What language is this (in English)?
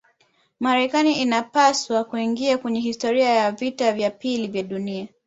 Swahili